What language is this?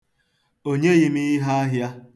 Igbo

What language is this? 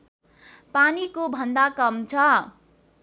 Nepali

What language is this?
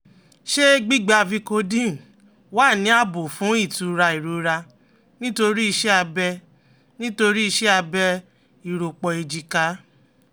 Yoruba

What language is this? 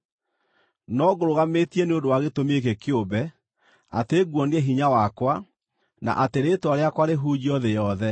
Kikuyu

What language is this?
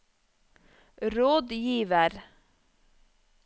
Norwegian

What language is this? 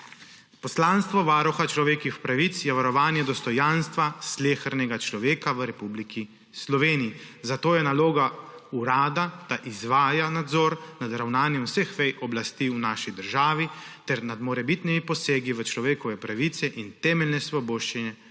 Slovenian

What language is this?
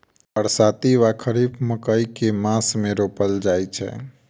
Maithili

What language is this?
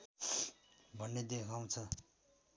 Nepali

